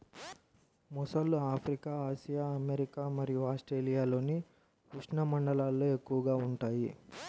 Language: Telugu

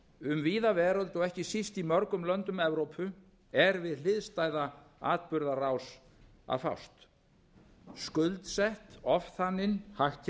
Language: Icelandic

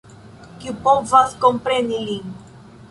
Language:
Esperanto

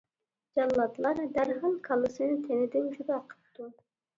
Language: Uyghur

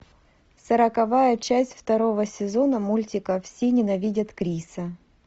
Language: Russian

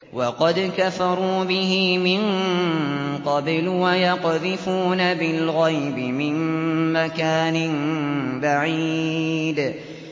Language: Arabic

